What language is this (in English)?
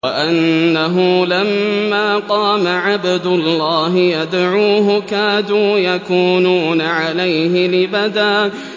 Arabic